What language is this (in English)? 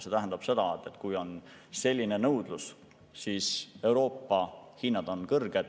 Estonian